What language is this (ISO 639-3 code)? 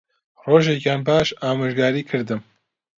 ckb